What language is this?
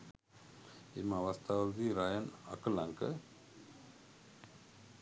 Sinhala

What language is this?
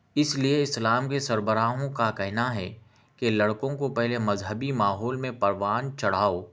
Urdu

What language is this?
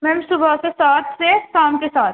Urdu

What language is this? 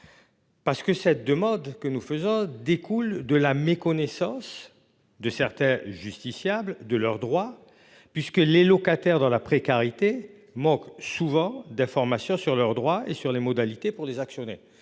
French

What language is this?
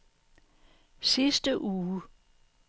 Danish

